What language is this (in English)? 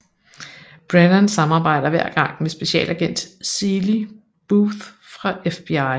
Danish